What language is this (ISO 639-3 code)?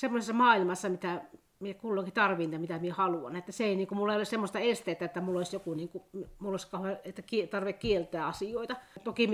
fin